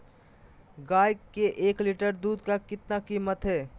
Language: Magahi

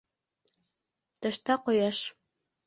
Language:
Bashkir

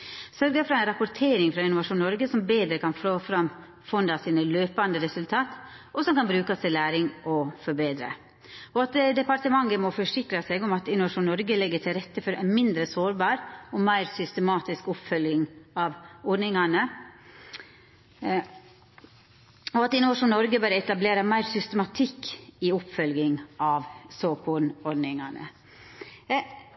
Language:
Norwegian Nynorsk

